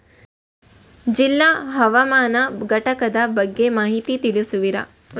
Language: Kannada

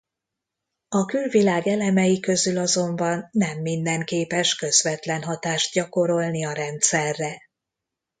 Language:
Hungarian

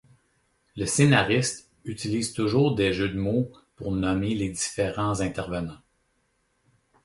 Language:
French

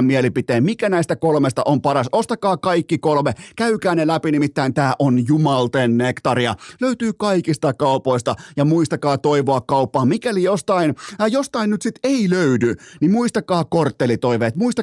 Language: Finnish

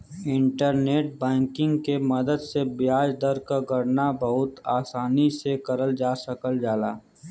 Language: Bhojpuri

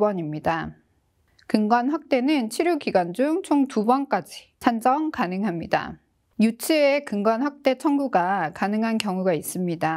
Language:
Korean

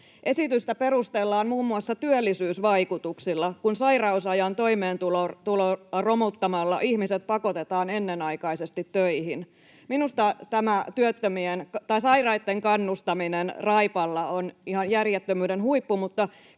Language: Finnish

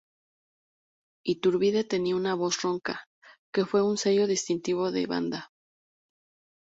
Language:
Spanish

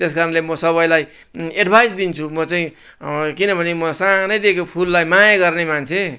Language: Nepali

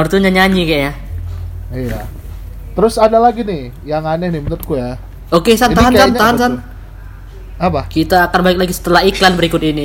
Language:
Indonesian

